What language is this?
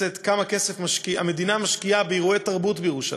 Hebrew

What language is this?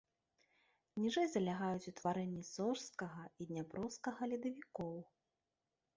Belarusian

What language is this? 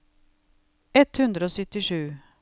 Norwegian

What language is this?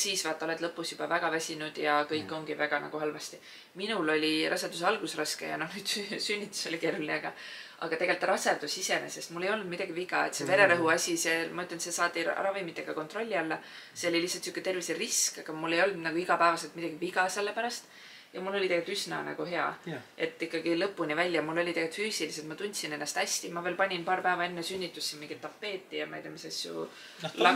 Finnish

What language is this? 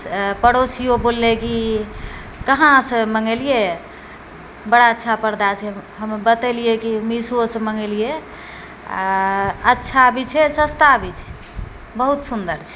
Maithili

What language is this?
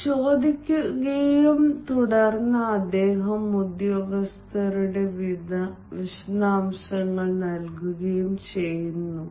Malayalam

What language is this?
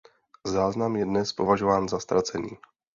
Czech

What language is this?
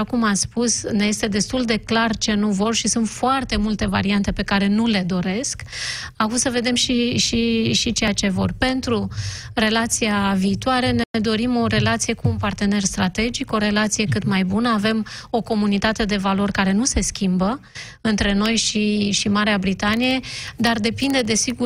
Romanian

